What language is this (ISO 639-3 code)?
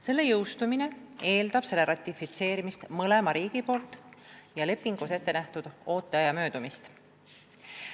est